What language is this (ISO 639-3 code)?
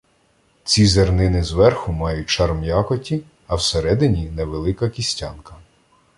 ukr